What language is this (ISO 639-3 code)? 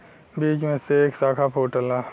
bho